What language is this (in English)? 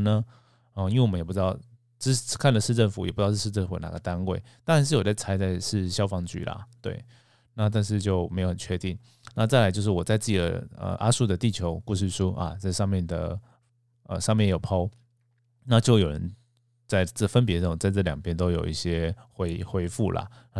Chinese